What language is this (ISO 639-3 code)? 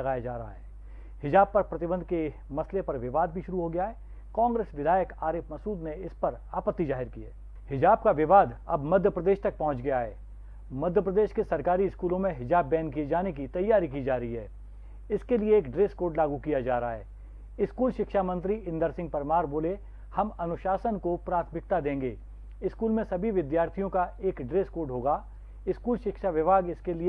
hin